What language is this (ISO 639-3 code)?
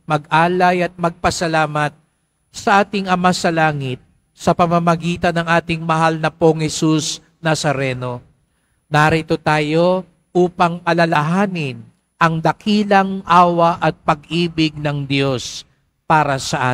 fil